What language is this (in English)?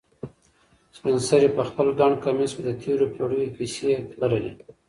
Pashto